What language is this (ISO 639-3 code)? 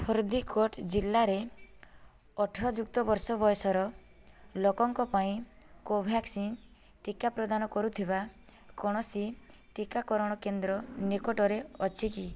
ori